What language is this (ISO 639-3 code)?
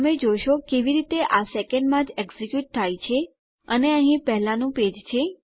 guj